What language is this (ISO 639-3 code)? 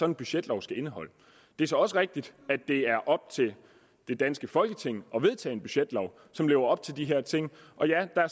dan